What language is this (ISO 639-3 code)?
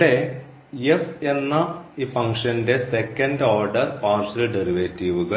mal